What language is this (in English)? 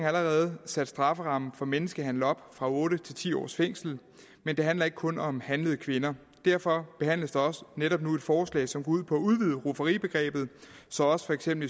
Danish